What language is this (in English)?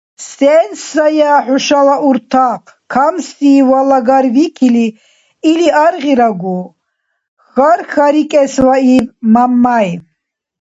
Dargwa